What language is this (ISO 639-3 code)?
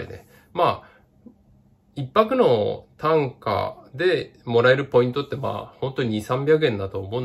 jpn